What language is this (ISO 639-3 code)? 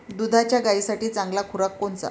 mar